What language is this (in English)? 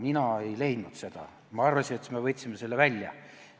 Estonian